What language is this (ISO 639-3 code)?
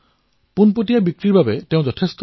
asm